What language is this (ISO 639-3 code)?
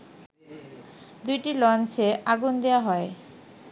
ben